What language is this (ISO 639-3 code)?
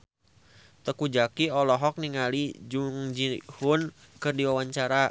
sun